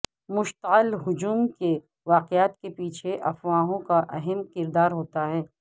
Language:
Urdu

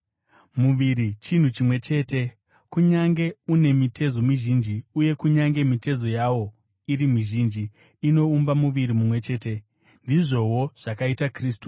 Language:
Shona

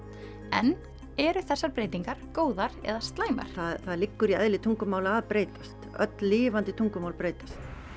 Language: Icelandic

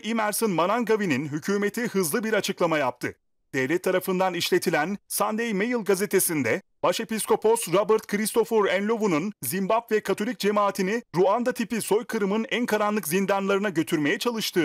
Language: Turkish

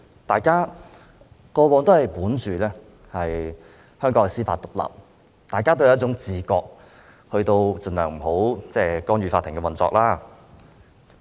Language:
Cantonese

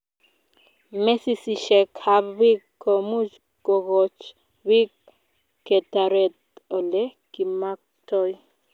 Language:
Kalenjin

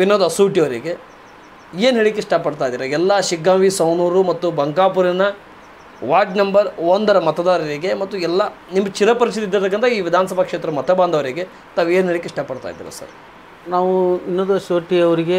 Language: Kannada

